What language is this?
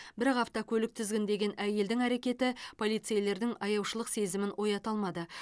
Kazakh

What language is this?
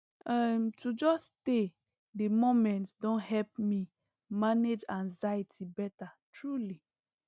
Nigerian Pidgin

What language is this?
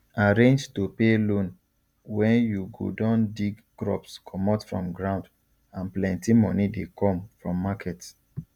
Nigerian Pidgin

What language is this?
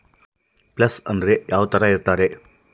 Kannada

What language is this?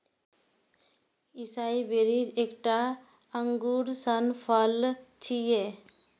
Maithili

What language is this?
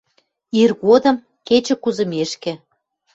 Western Mari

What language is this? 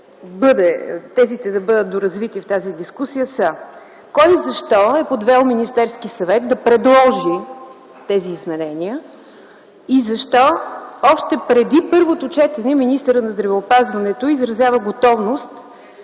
Bulgarian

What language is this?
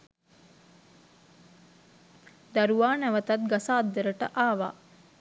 Sinhala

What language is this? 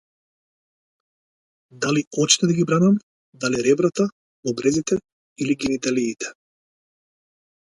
Macedonian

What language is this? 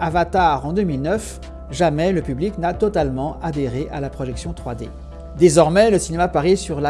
French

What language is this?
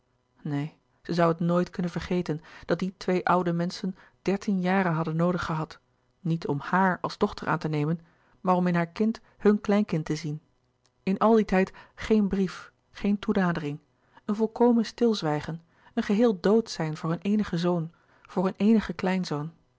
Dutch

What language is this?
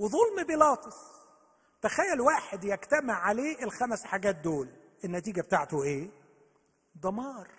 Arabic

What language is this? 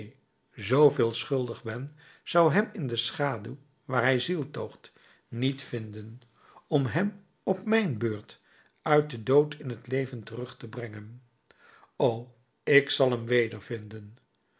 Dutch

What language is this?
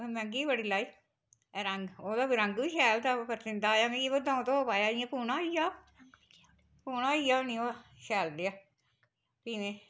Dogri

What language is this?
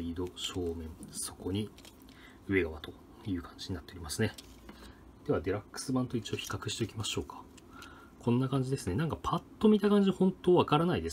Japanese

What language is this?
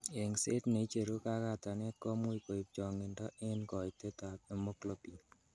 Kalenjin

